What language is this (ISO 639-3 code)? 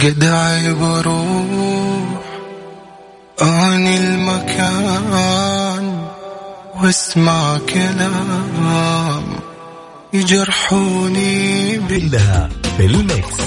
ara